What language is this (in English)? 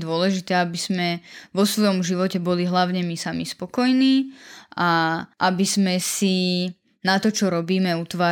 Slovak